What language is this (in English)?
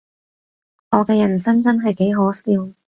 Cantonese